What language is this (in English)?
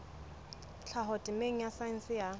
Southern Sotho